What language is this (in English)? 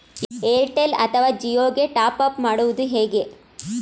Kannada